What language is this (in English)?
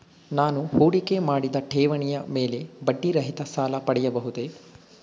Kannada